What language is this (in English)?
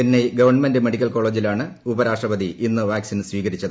Malayalam